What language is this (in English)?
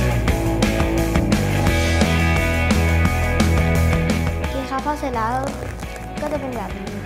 Thai